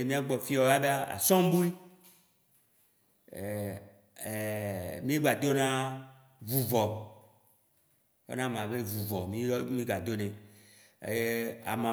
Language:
Waci Gbe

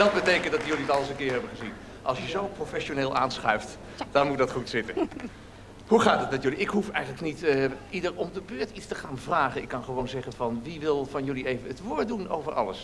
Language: Dutch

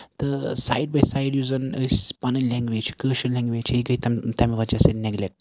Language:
Kashmiri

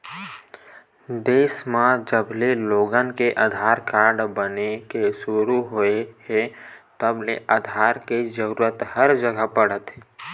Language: Chhattisgarhi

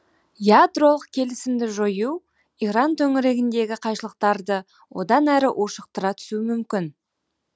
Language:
Kazakh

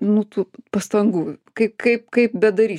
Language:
Lithuanian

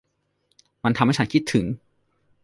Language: Thai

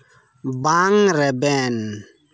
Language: Santali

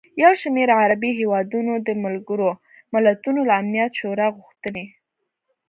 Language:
Pashto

